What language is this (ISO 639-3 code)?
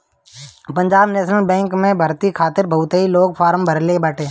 bho